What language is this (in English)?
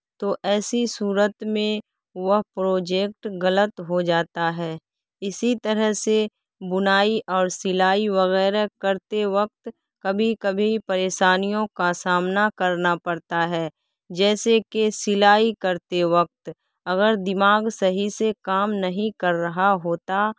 Urdu